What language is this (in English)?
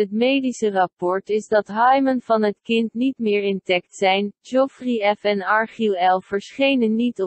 Dutch